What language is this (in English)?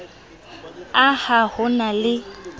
Southern Sotho